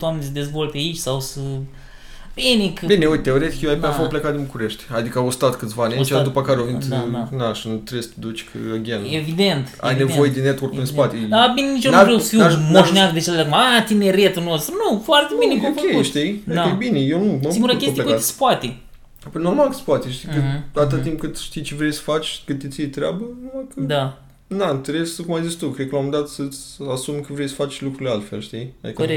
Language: Romanian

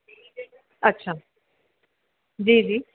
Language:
Sindhi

